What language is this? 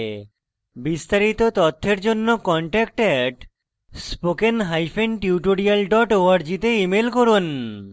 Bangla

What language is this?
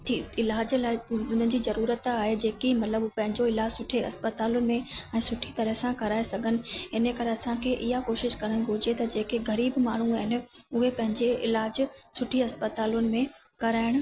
Sindhi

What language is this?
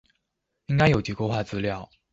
Chinese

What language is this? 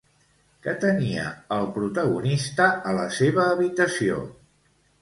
Catalan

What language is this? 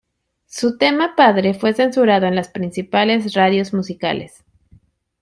Spanish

